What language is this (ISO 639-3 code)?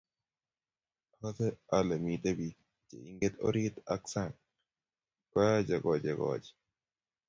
kln